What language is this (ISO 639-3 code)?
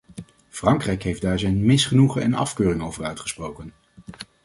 nld